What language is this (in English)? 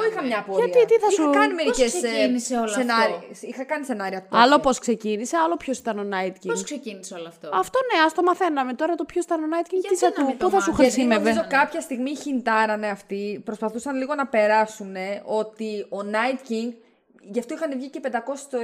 Greek